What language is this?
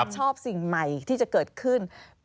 Thai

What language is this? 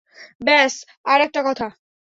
Bangla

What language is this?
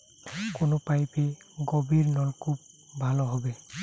Bangla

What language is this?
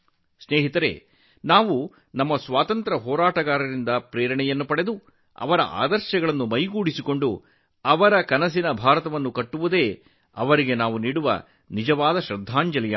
Kannada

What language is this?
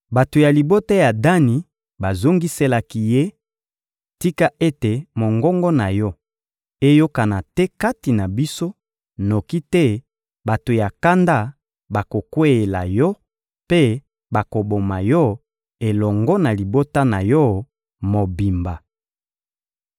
Lingala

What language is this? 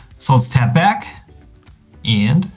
English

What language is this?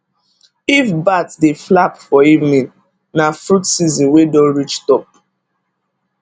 Nigerian Pidgin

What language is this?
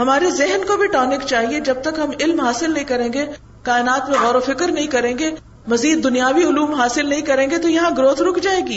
Urdu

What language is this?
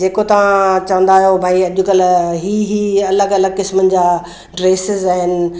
Sindhi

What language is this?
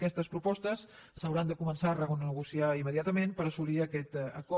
Catalan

